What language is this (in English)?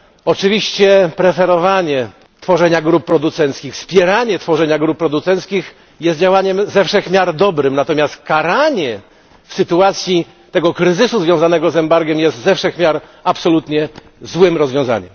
Polish